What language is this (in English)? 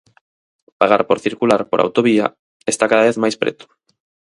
Galician